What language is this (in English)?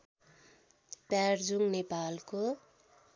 Nepali